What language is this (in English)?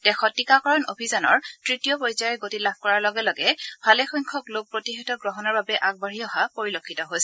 Assamese